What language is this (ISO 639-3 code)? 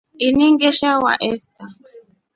rof